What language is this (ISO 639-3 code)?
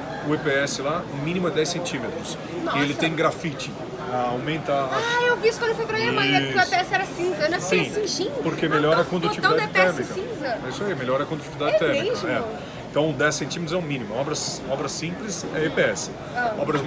por